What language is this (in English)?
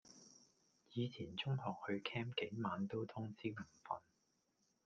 Cantonese